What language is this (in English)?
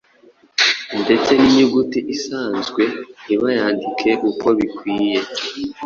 Kinyarwanda